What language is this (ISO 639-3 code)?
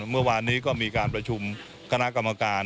tha